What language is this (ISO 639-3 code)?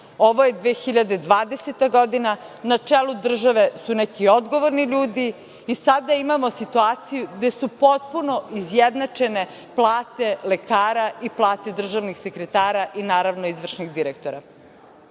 srp